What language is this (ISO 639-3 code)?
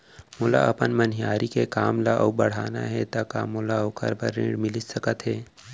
hne